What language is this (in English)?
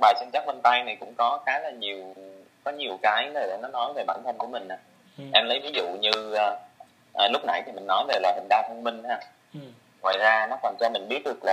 Vietnamese